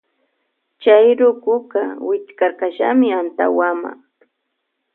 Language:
Loja Highland Quichua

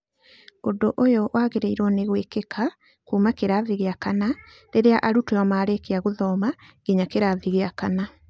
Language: Kikuyu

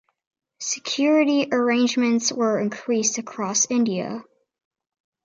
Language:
English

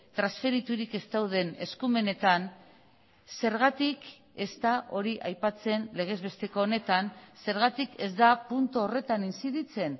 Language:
Basque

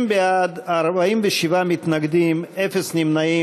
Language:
Hebrew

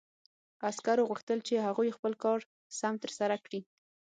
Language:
Pashto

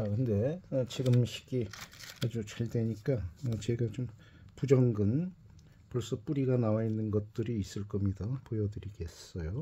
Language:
Korean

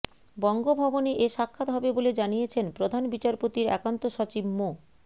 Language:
Bangla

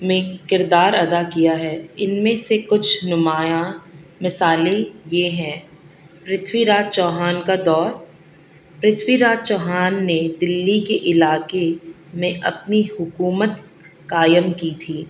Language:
Urdu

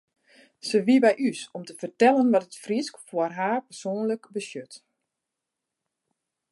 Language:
Western Frisian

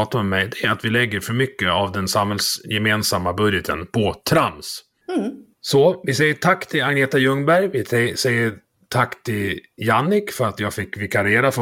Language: Swedish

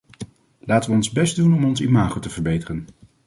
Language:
Dutch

